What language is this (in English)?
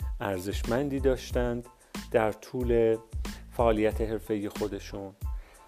Persian